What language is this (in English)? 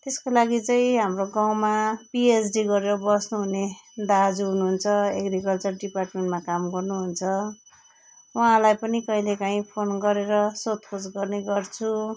Nepali